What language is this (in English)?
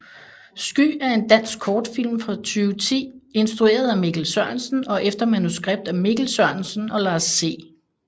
Danish